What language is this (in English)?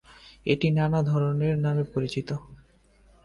Bangla